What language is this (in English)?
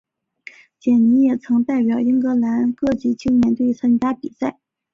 Chinese